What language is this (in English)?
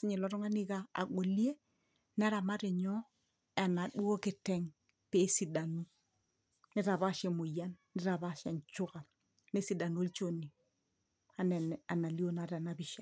Masai